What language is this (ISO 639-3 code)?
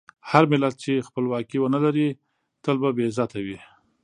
pus